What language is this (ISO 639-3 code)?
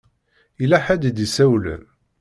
kab